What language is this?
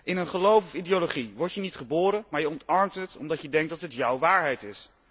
Dutch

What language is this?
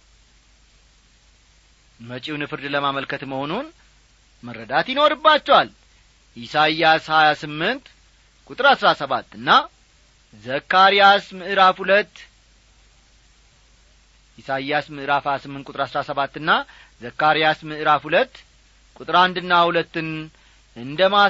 Amharic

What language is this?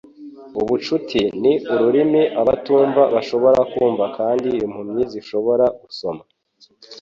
Kinyarwanda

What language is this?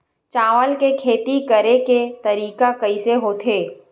Chhattisgarhi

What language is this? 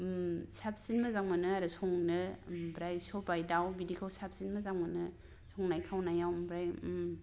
Bodo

